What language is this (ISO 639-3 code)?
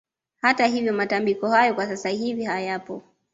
swa